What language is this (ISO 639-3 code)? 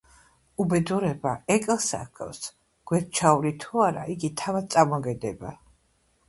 kat